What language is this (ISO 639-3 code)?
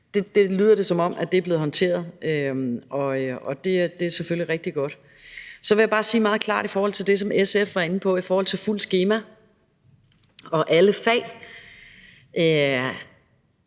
dan